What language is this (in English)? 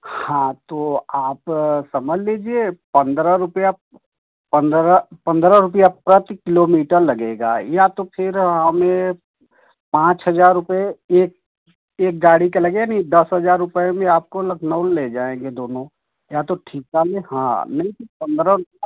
Hindi